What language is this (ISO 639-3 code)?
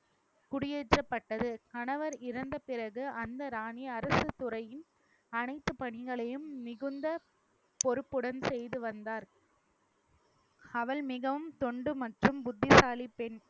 tam